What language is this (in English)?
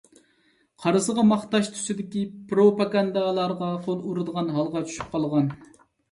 Uyghur